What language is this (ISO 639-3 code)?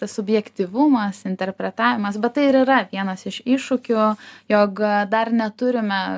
lit